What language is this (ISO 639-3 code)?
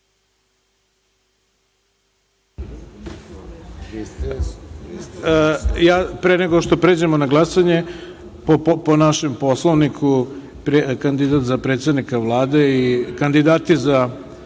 srp